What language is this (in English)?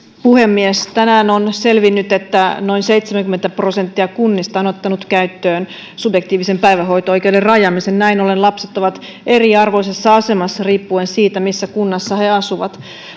Finnish